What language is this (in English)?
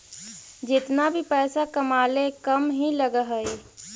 Magahi